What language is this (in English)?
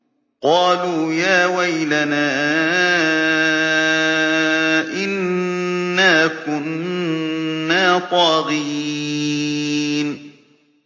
Arabic